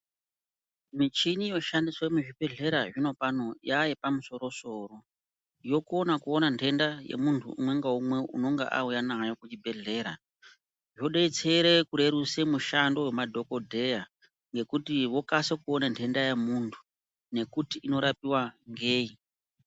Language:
Ndau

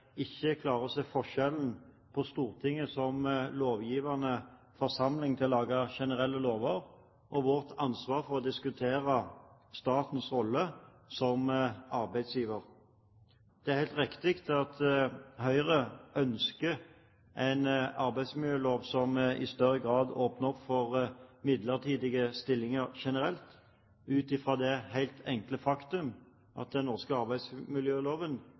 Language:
Norwegian Bokmål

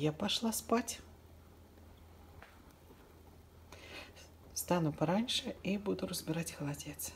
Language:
Russian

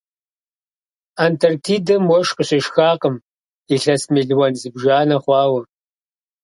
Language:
Kabardian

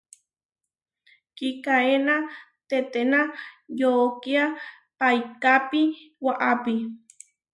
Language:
Huarijio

